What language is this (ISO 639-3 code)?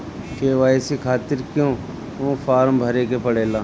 bho